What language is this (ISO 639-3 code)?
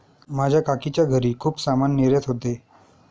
mar